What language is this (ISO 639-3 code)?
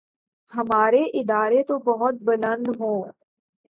urd